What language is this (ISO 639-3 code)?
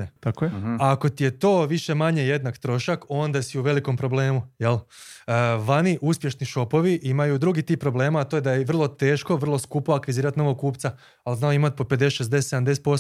hrv